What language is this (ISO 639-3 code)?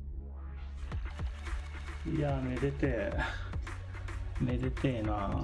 jpn